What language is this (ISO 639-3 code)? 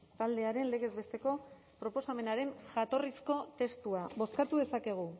eus